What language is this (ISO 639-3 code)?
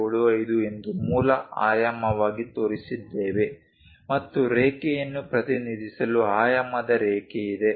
kan